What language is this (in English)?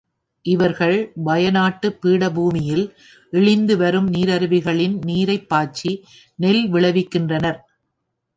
Tamil